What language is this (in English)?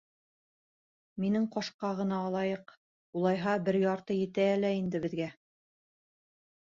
Bashkir